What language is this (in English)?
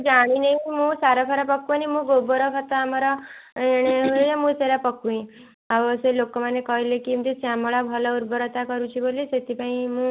Odia